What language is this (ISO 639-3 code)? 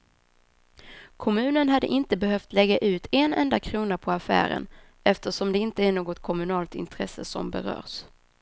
swe